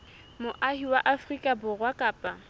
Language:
Southern Sotho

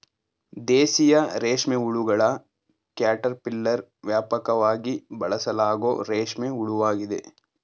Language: Kannada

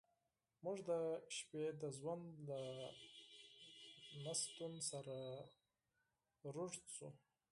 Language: Pashto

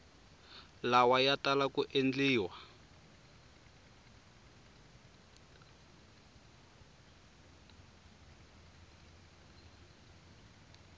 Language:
Tsonga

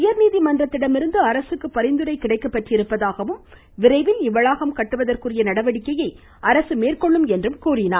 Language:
Tamil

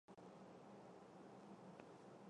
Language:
Chinese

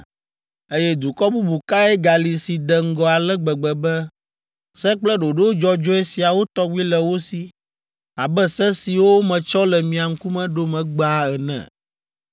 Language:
Ewe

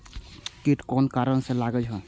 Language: Maithili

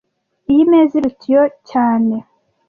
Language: Kinyarwanda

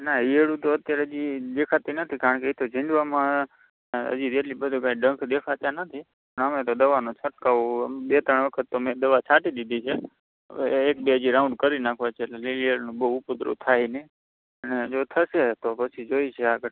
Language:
Gujarati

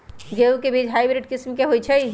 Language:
Magahi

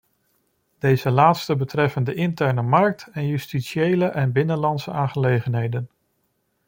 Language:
Dutch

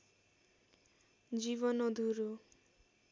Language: Nepali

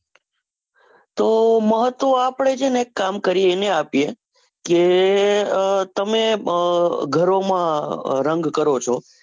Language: Gujarati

